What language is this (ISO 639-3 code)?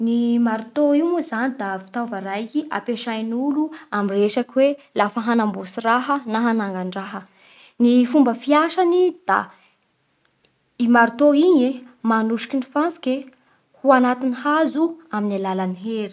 bhr